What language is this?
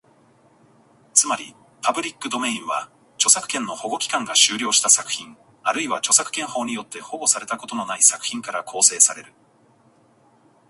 Japanese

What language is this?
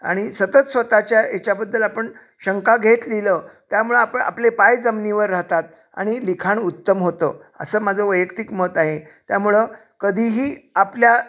Marathi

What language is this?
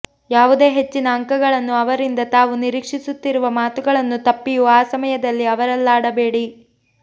Kannada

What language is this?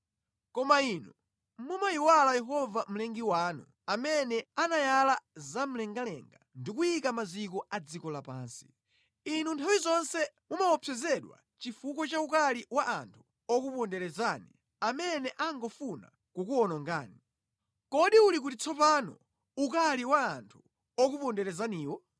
Nyanja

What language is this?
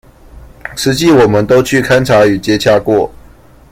Chinese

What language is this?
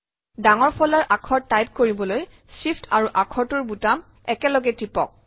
Assamese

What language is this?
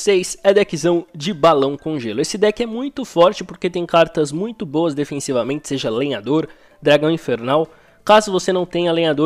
Portuguese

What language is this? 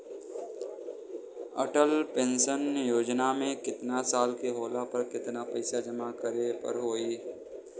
Bhojpuri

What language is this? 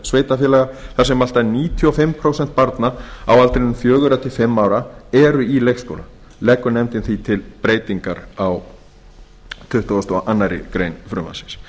Icelandic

